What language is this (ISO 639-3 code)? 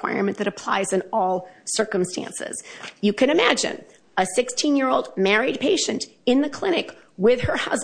eng